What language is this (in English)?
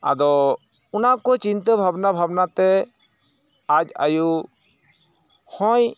Santali